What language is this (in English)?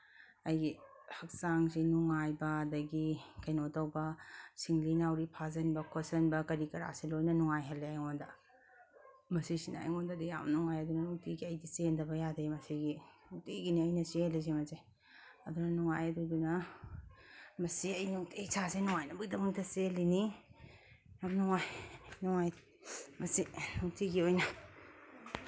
Manipuri